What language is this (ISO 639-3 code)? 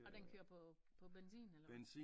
dan